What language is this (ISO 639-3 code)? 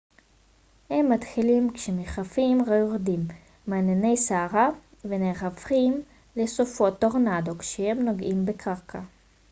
heb